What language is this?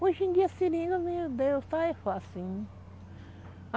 Portuguese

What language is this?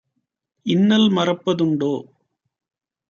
Tamil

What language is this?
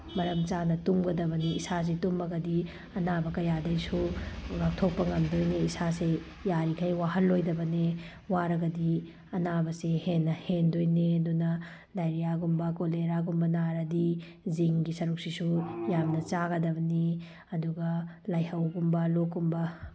Manipuri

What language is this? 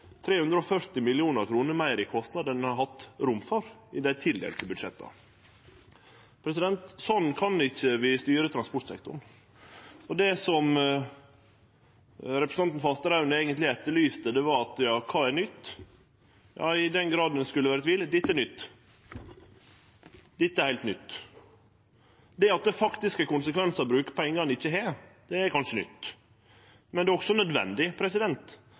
Norwegian Nynorsk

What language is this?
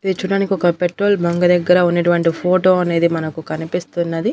Telugu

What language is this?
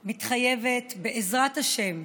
Hebrew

